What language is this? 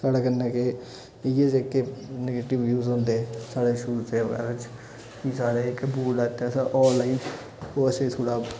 Dogri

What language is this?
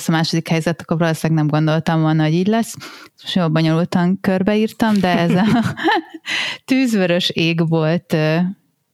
Hungarian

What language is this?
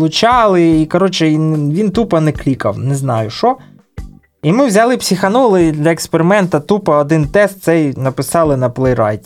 Ukrainian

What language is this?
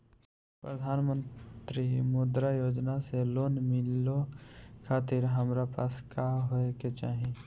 Bhojpuri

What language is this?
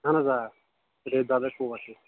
Kashmiri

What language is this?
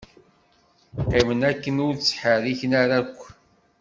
Kabyle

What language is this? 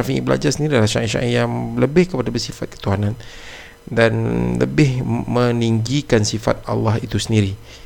Malay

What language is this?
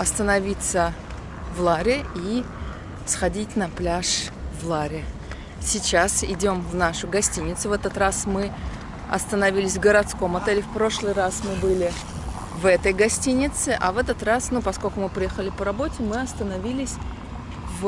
Russian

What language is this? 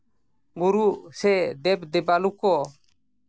Santali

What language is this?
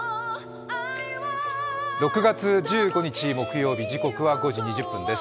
Japanese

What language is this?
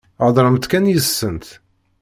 Kabyle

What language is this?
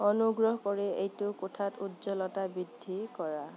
Assamese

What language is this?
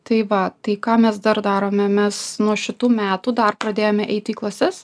Lithuanian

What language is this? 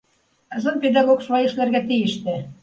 Bashkir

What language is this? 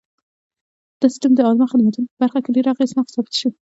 Pashto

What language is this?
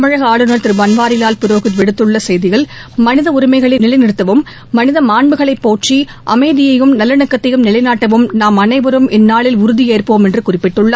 Tamil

